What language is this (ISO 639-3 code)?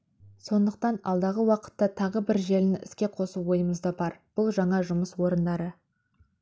kaz